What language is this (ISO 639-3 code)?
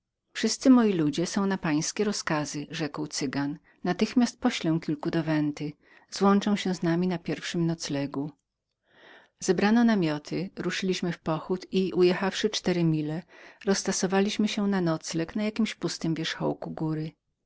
pol